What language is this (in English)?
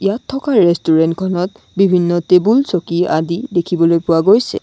Assamese